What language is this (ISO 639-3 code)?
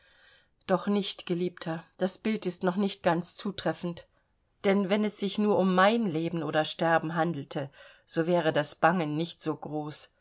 deu